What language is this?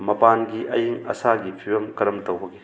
Manipuri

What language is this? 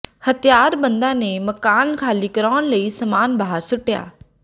Punjabi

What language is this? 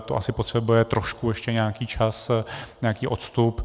Czech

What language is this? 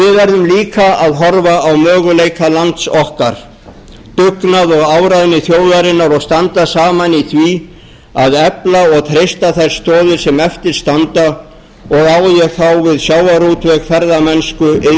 Icelandic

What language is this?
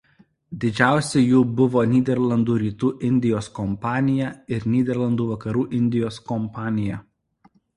Lithuanian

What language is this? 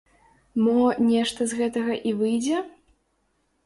Belarusian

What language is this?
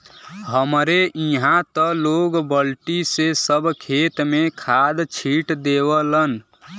Bhojpuri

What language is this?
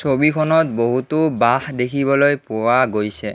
Assamese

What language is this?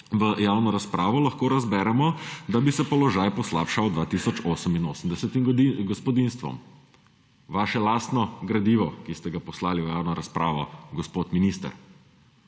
Slovenian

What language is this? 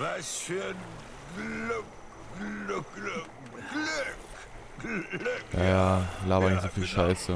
German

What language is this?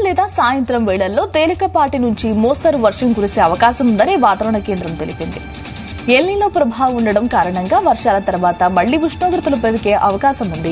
Romanian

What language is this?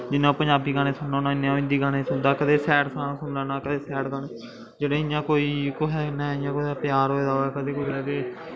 Dogri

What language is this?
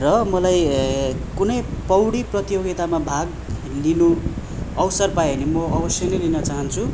Nepali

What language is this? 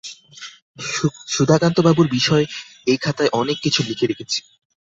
Bangla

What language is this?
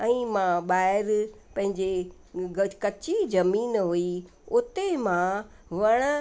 Sindhi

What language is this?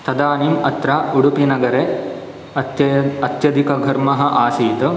Sanskrit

